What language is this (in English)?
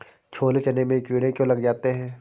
Hindi